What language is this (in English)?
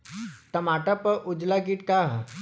Bhojpuri